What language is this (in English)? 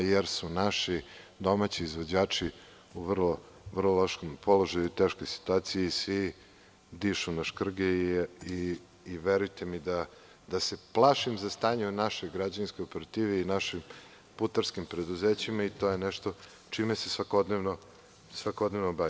Serbian